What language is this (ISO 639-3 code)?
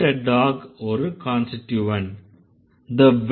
tam